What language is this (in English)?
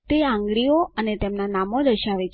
Gujarati